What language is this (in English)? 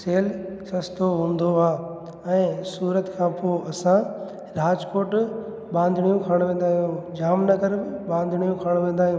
Sindhi